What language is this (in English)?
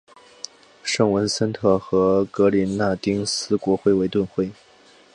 Chinese